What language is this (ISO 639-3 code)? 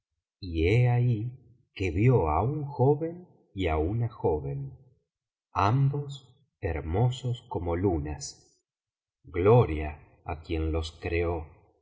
spa